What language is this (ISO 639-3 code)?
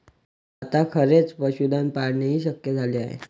mar